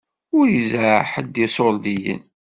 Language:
Kabyle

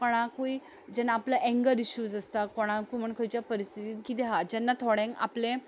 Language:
Konkani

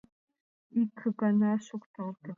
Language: Mari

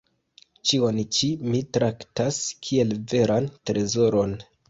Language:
Esperanto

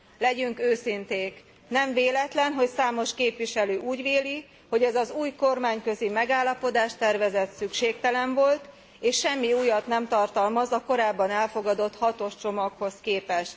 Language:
Hungarian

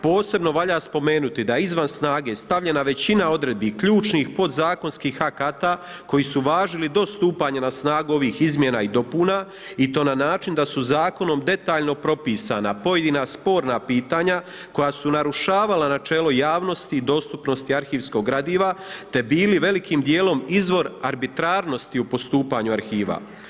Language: Croatian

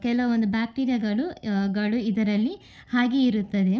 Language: Kannada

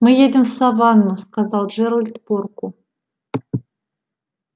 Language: Russian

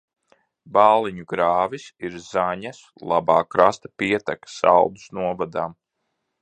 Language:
Latvian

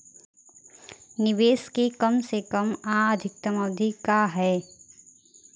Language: Bhojpuri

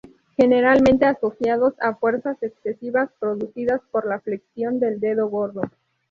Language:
Spanish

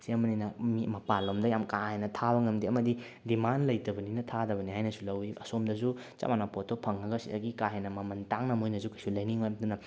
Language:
Manipuri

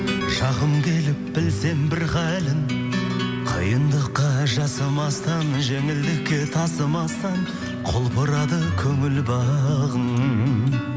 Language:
Kazakh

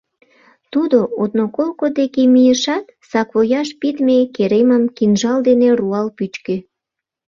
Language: Mari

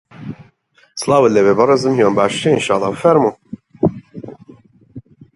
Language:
Central Kurdish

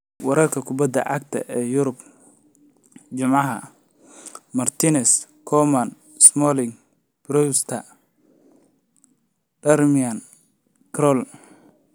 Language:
Somali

